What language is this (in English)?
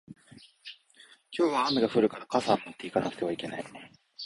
Japanese